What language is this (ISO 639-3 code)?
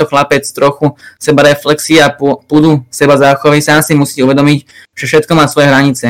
slk